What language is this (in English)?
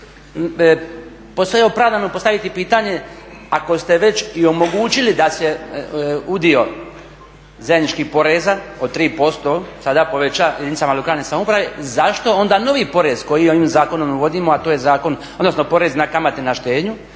Croatian